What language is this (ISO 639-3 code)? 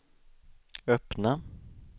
swe